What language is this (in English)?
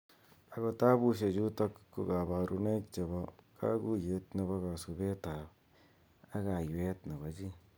Kalenjin